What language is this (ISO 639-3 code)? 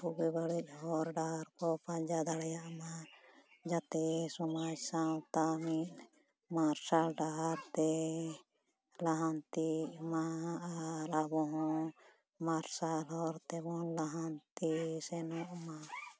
sat